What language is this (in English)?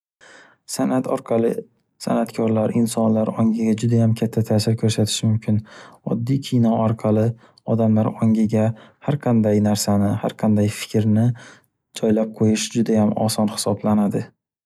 Uzbek